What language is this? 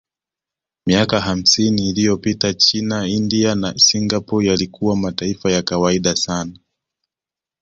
Swahili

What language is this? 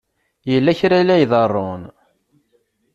Kabyle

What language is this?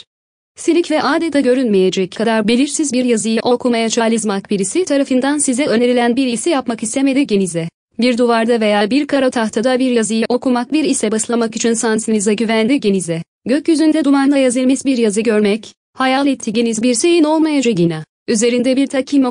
Turkish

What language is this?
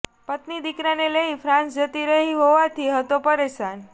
Gujarati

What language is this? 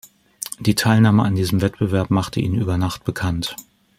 German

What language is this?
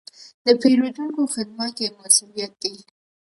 Pashto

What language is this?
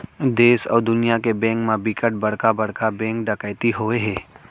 Chhattisgarhi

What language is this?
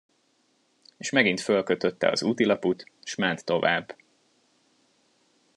Hungarian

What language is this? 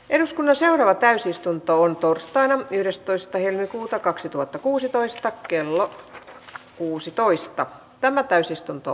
Finnish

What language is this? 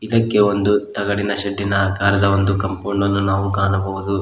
Kannada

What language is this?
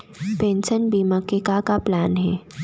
Chhattisgarhi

